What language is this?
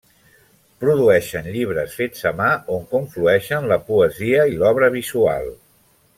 Catalan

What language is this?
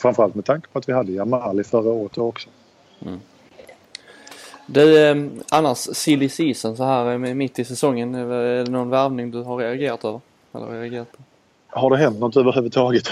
Swedish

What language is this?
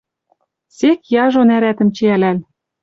Western Mari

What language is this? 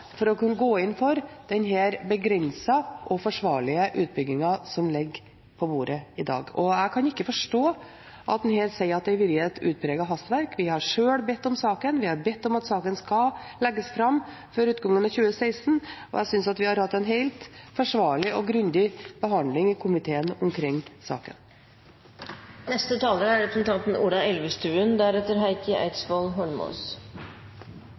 Norwegian Bokmål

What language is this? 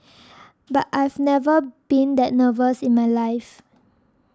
English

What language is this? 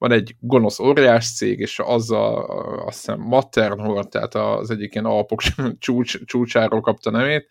Hungarian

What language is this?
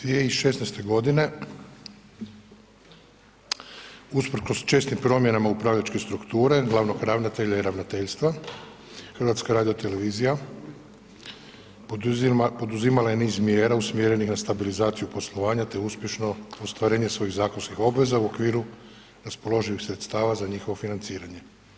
Croatian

